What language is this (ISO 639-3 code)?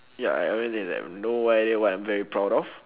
eng